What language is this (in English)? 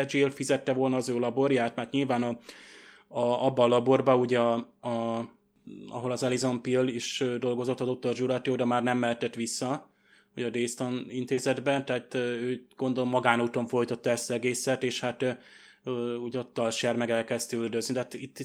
Hungarian